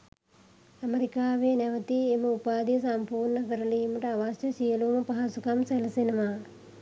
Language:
Sinhala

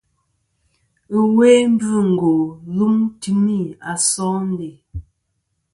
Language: Kom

